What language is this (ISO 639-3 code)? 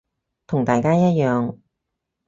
yue